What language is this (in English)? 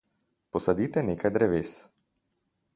Slovenian